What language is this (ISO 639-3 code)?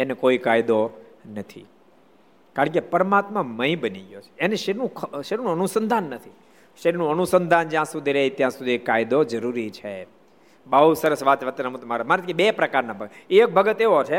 guj